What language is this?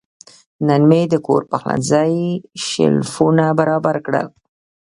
Pashto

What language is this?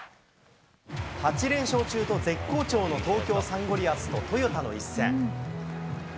Japanese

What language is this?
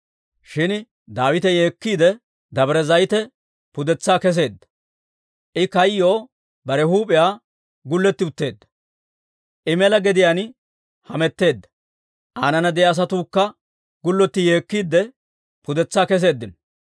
Dawro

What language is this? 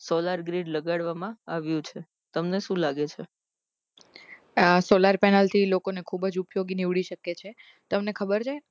Gujarati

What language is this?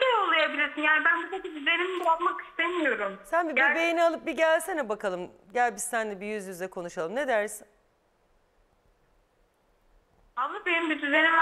Turkish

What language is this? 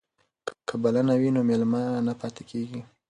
Pashto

